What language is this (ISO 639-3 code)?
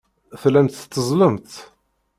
kab